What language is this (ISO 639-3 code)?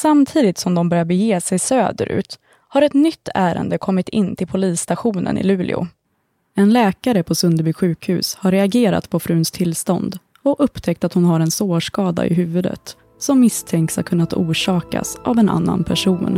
swe